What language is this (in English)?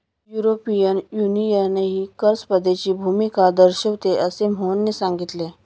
Marathi